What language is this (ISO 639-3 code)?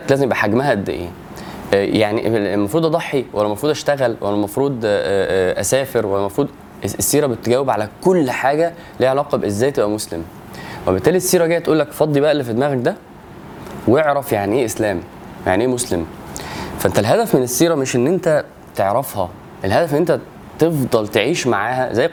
ara